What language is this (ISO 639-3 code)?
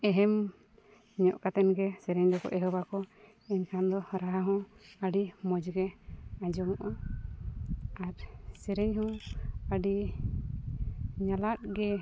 sat